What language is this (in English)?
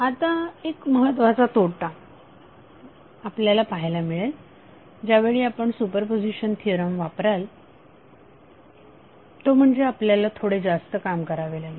Marathi